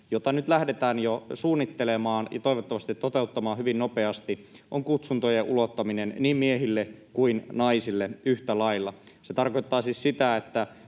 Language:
Finnish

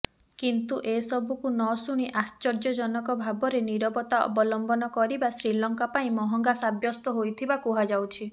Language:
Odia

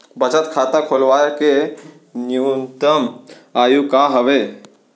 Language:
Chhattisgarhi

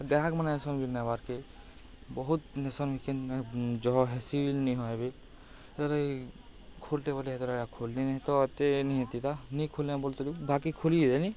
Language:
Odia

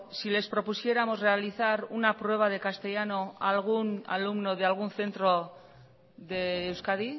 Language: Spanish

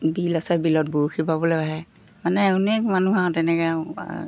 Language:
Assamese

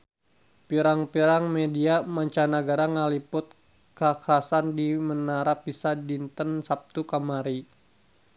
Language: Sundanese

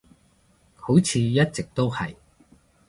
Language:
Cantonese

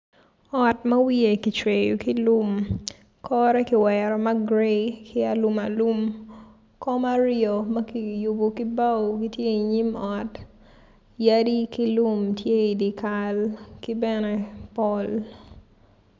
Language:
Acoli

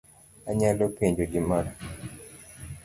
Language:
Luo (Kenya and Tanzania)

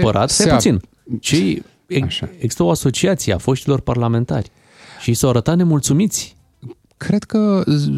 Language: Romanian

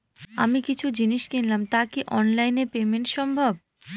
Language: Bangla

